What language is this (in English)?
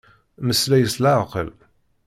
Kabyle